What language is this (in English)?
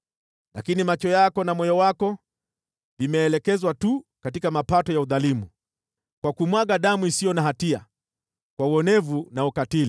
Swahili